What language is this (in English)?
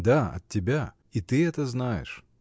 Russian